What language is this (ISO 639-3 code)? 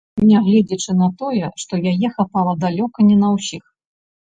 bel